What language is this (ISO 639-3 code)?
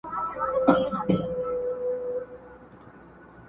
pus